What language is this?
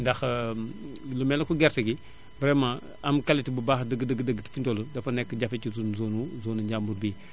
Wolof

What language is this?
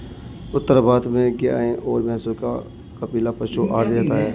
Hindi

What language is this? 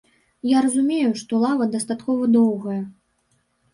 Belarusian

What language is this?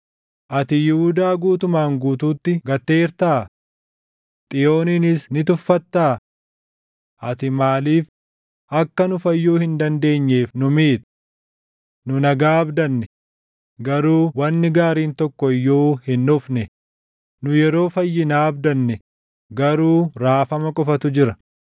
Oromo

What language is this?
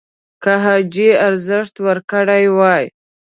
Pashto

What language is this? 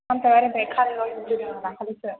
Bodo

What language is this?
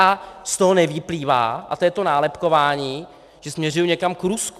Czech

